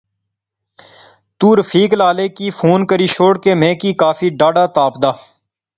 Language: Pahari-Potwari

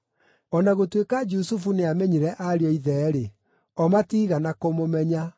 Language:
Kikuyu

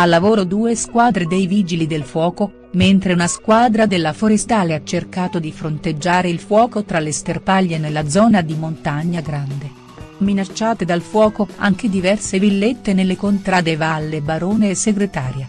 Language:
Italian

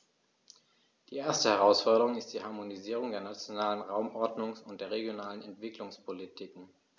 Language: German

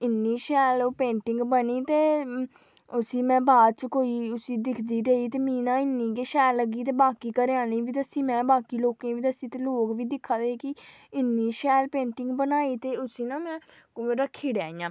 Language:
Dogri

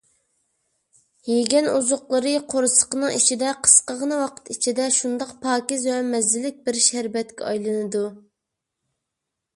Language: Uyghur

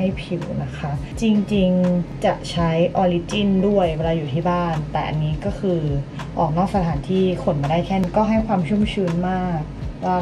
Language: Thai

